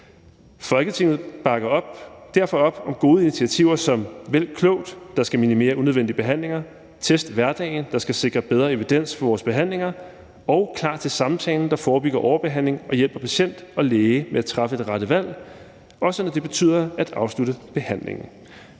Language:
Danish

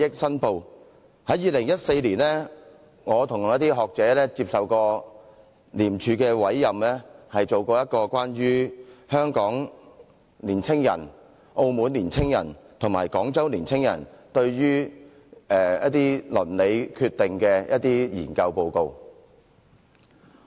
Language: Cantonese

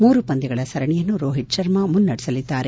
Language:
Kannada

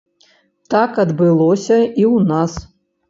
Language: Belarusian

